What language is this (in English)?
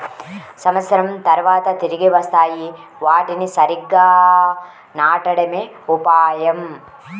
Telugu